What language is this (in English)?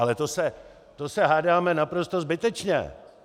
Czech